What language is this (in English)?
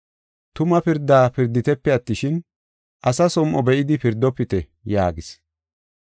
Gofa